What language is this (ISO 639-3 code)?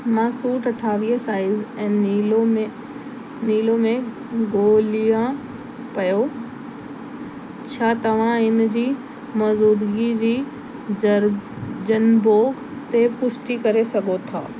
snd